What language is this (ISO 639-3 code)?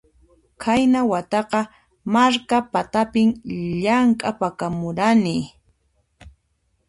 qxp